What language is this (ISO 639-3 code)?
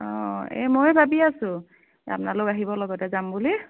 asm